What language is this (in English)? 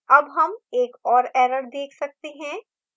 Hindi